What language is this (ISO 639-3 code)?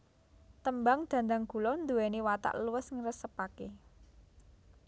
jav